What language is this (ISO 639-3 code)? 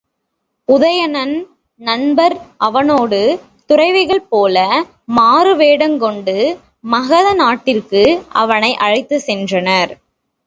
tam